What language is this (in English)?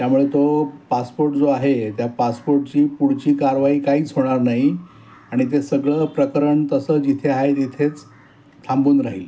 Marathi